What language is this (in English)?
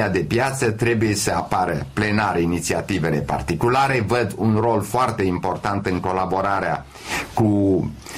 Romanian